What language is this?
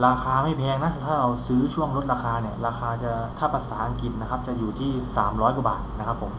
Thai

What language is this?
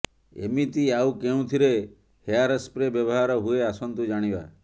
Odia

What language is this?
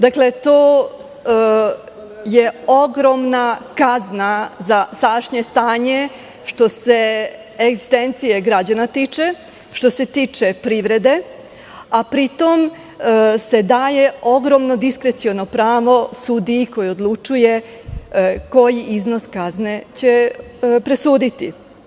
Serbian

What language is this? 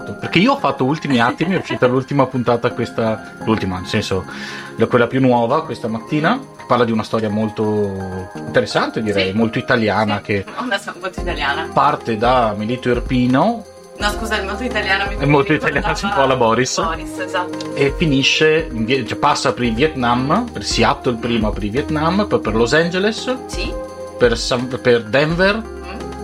Italian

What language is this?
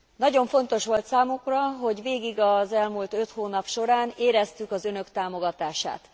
Hungarian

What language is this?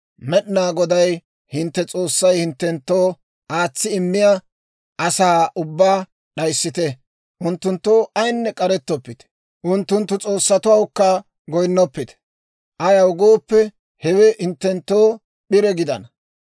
Dawro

